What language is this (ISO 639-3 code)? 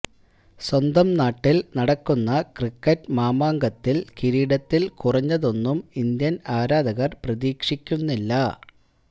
mal